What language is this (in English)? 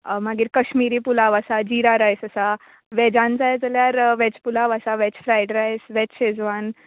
Konkani